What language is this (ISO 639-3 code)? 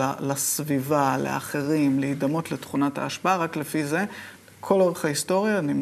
heb